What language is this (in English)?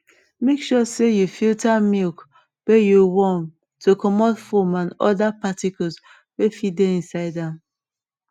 Nigerian Pidgin